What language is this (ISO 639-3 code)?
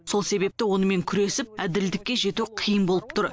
kaz